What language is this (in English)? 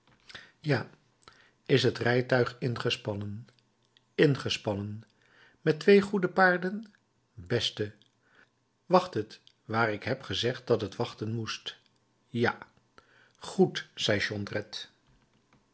Dutch